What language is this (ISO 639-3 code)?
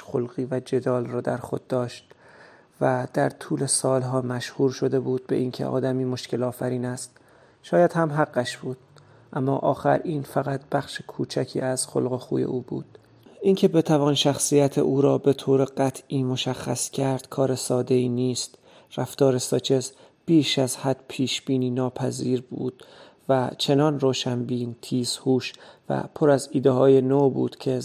fas